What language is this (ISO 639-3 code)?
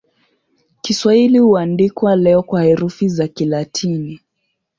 swa